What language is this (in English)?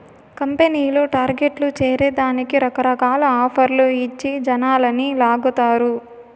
Telugu